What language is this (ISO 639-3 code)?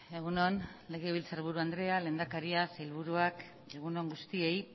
eus